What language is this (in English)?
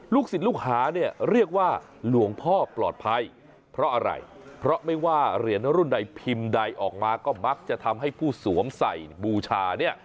Thai